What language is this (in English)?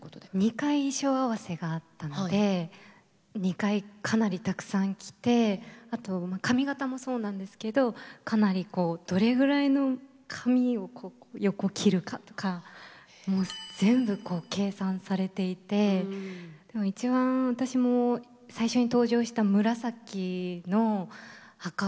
Japanese